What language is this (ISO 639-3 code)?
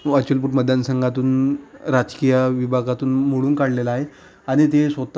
mar